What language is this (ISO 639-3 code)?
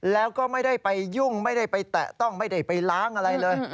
tha